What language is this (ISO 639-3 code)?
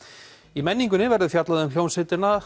isl